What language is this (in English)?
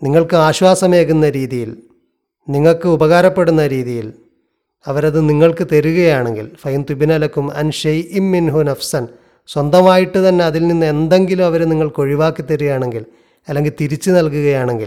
Malayalam